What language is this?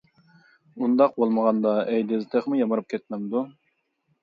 Uyghur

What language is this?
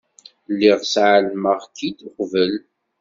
Kabyle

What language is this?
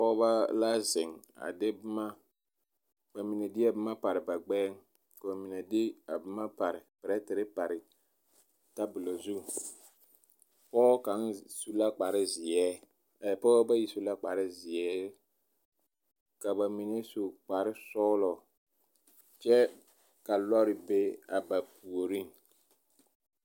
Southern Dagaare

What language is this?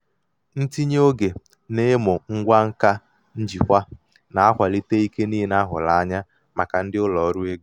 Igbo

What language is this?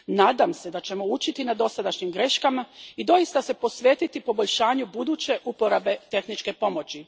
Croatian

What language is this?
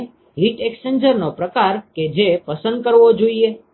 Gujarati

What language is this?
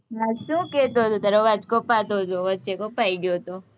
Gujarati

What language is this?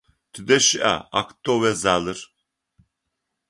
Adyghe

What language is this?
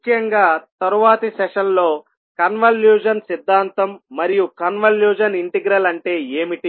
Telugu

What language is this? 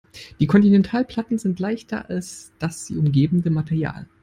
German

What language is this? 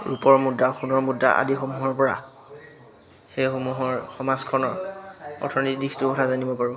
Assamese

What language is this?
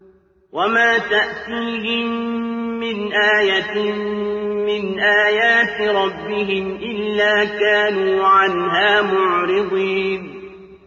Arabic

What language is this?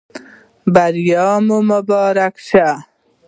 Pashto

